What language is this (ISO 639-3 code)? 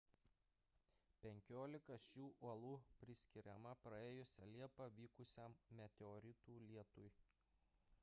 lit